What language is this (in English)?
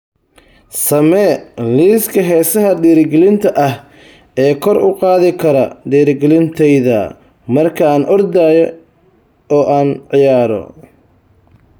Somali